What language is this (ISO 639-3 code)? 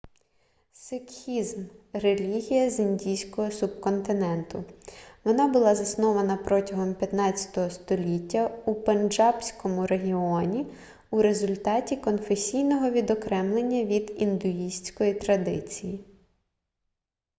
ukr